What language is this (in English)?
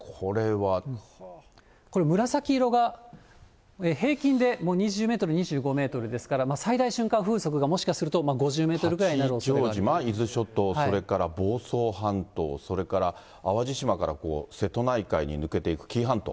Japanese